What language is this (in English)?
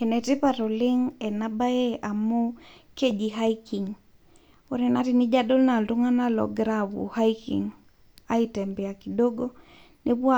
Masai